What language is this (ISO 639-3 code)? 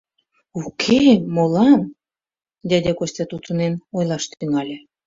chm